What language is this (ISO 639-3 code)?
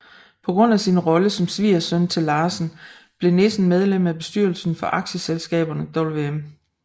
dan